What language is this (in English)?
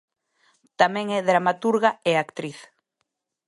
Galician